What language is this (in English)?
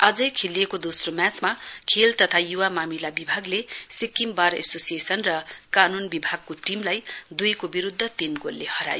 Nepali